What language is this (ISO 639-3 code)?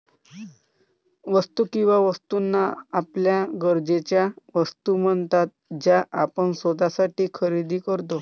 mar